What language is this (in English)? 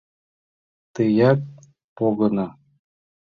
Mari